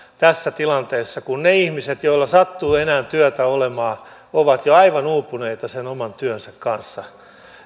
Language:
Finnish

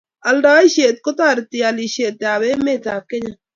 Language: Kalenjin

